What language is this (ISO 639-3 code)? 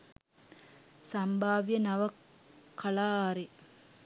sin